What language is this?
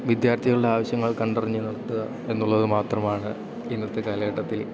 Malayalam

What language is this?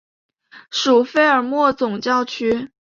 Chinese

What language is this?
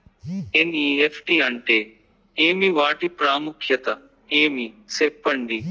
Telugu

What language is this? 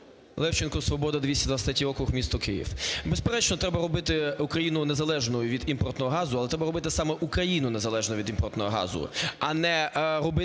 Ukrainian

